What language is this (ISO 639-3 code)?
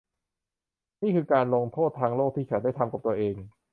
tha